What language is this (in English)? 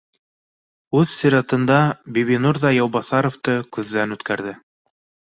Bashkir